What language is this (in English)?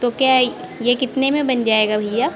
Hindi